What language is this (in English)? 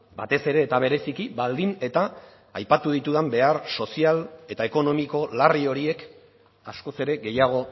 Basque